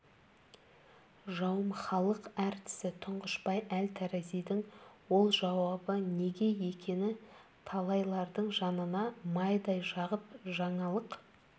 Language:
Kazakh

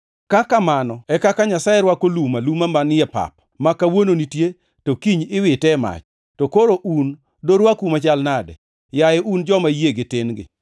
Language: Luo (Kenya and Tanzania)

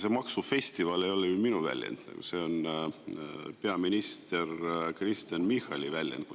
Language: Estonian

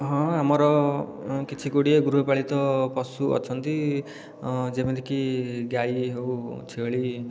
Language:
Odia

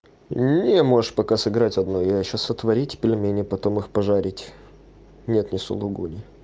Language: Russian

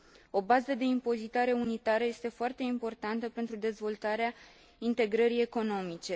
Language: Romanian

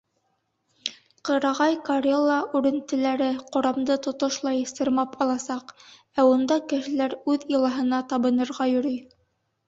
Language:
Bashkir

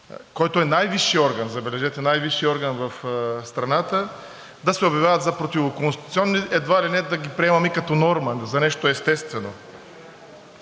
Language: Bulgarian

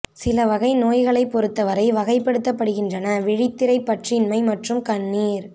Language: Tamil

